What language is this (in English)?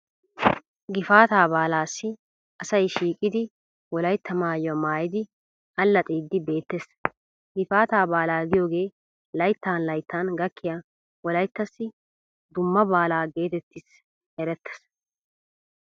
Wolaytta